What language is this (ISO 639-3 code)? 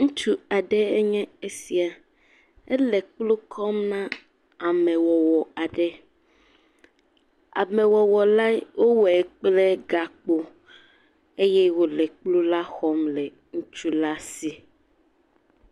ewe